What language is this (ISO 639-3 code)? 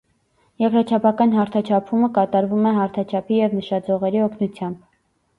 hye